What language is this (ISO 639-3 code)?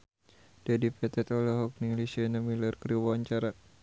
sun